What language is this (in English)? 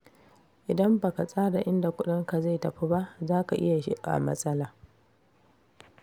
Hausa